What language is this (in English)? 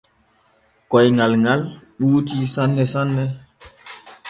Borgu Fulfulde